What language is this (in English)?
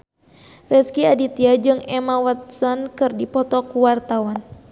Sundanese